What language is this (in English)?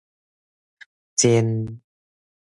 Min Nan Chinese